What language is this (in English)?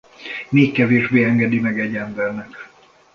Hungarian